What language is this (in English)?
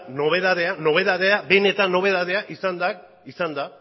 Basque